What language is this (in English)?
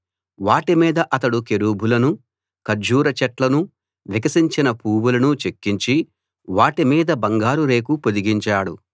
Telugu